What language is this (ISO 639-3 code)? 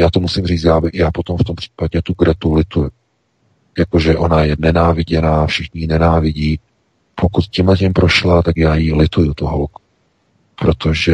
ces